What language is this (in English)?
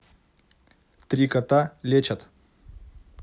Russian